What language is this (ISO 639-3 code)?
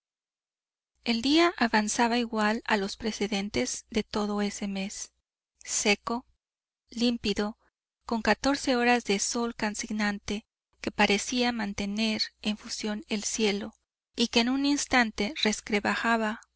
spa